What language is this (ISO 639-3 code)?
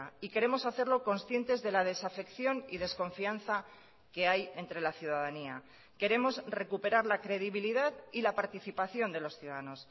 spa